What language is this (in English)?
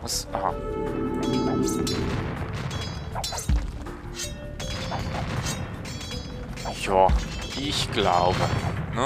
German